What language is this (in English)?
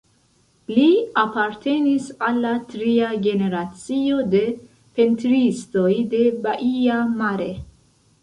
Esperanto